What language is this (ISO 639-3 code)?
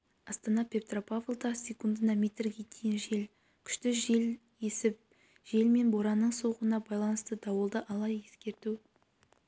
kaz